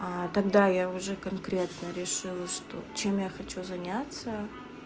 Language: Russian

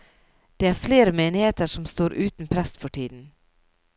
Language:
Norwegian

